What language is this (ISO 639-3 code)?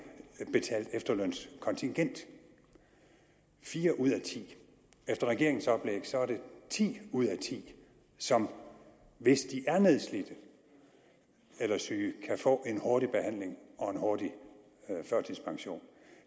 dan